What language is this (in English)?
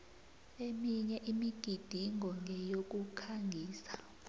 South Ndebele